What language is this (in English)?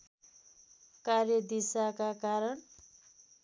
Nepali